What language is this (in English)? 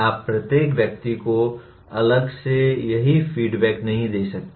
Hindi